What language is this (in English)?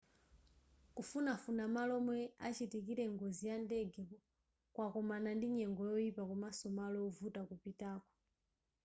Nyanja